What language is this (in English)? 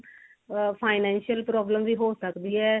Punjabi